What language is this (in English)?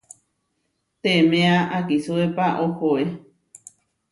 Huarijio